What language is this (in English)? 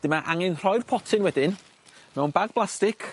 Welsh